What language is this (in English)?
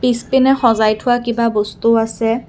Assamese